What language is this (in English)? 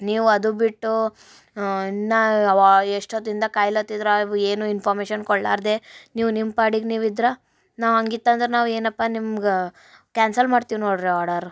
Kannada